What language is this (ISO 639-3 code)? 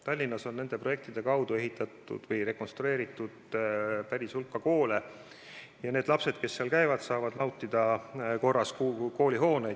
est